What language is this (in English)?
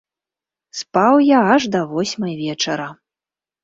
Belarusian